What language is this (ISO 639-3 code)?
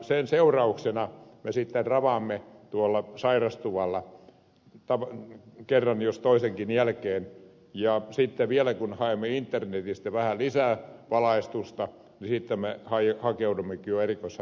fin